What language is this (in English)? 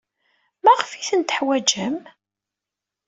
Kabyle